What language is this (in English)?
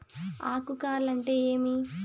Telugu